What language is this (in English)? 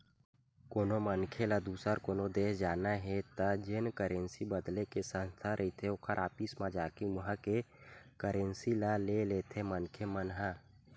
Chhattisgarhi